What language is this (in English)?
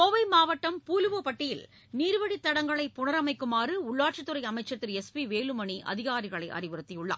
Tamil